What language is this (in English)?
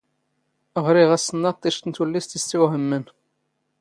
Standard Moroccan Tamazight